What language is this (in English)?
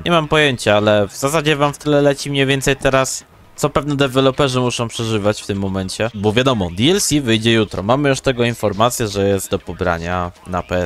Polish